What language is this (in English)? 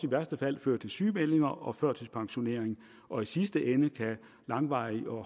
Danish